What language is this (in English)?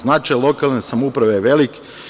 Serbian